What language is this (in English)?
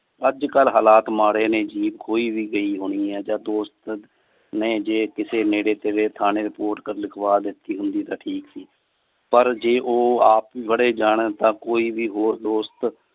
Punjabi